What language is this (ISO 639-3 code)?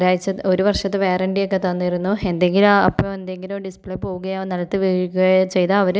mal